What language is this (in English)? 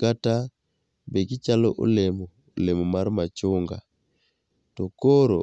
Luo (Kenya and Tanzania)